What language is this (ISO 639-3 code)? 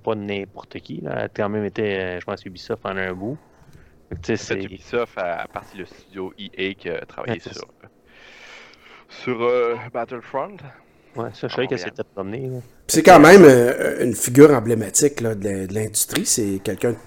fra